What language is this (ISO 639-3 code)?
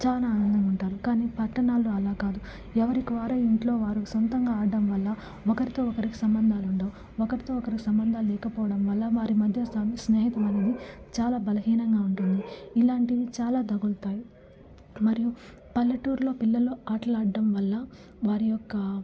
tel